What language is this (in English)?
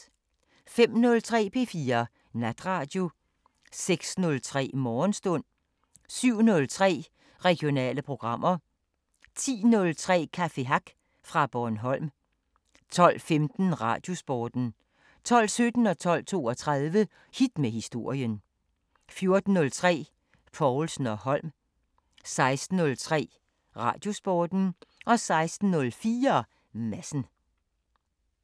Danish